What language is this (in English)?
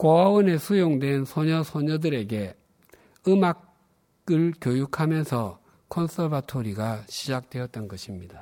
Korean